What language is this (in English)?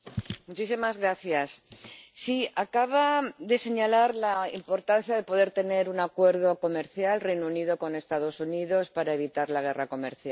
Spanish